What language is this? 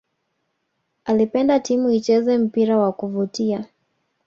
Swahili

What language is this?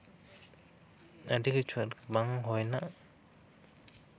Santali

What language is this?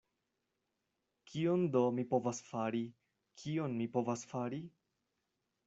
Esperanto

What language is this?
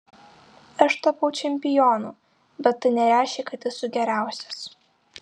Lithuanian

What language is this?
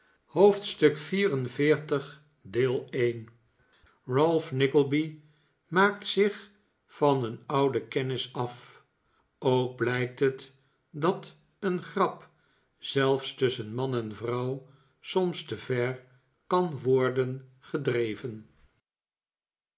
Dutch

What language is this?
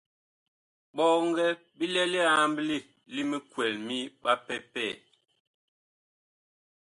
Bakoko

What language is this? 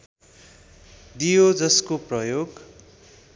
Nepali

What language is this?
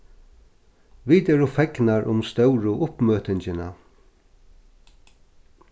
Faroese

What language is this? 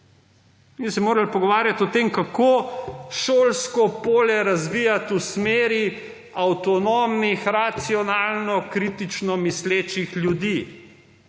Slovenian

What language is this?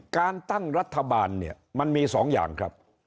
Thai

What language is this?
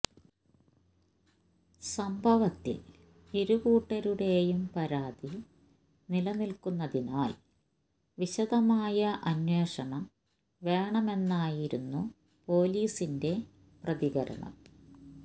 Malayalam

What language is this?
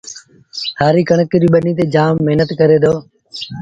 Sindhi Bhil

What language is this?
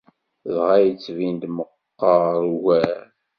Kabyle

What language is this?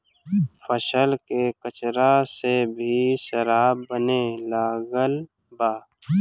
Bhojpuri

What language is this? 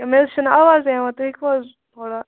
Kashmiri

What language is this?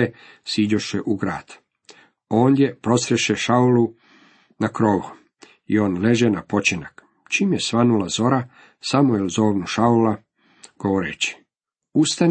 Croatian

